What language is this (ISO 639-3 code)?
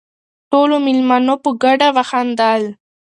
pus